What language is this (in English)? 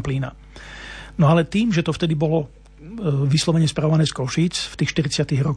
Slovak